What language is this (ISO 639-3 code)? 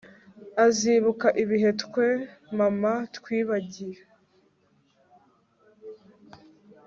kin